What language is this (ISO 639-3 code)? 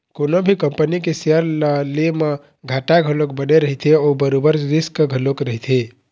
hne